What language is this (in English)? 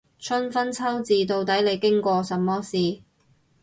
Cantonese